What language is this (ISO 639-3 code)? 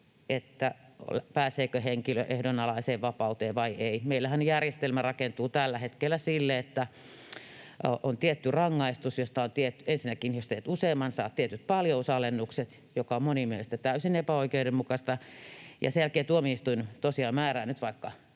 fin